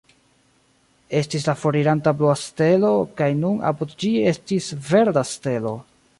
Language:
Esperanto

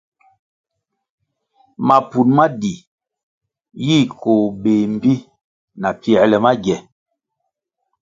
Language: Kwasio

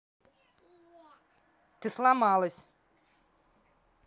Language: Russian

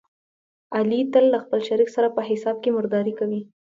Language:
Pashto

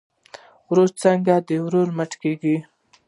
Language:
Pashto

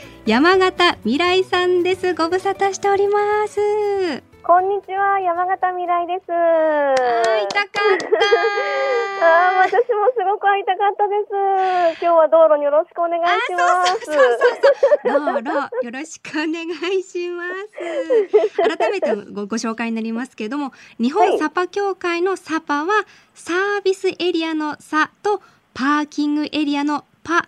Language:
Japanese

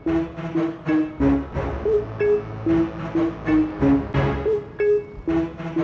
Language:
Indonesian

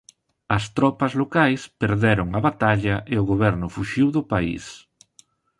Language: Galician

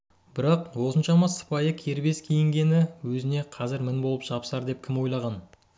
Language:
Kazakh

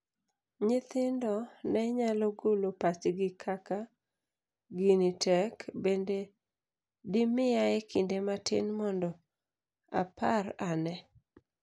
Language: Luo (Kenya and Tanzania)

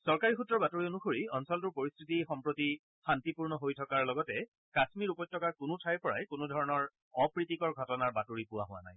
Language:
Assamese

